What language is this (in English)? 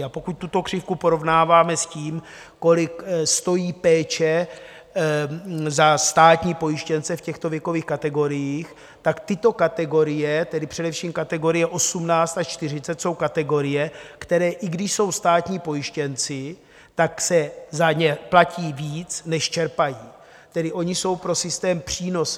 Czech